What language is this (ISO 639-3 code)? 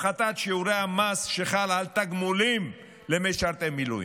heb